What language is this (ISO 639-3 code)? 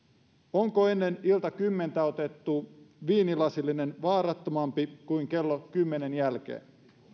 fin